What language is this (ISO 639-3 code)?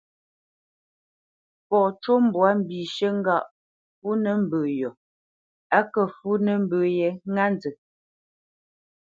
bce